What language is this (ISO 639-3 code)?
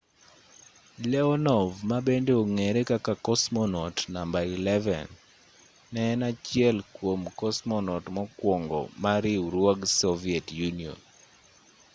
luo